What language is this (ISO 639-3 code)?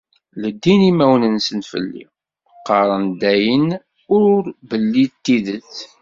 kab